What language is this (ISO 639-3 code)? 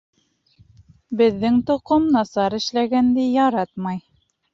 bak